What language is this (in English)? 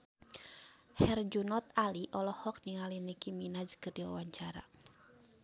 Sundanese